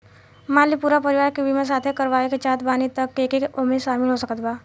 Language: Bhojpuri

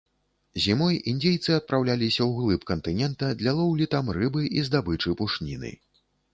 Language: Belarusian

